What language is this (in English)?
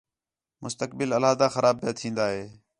Khetrani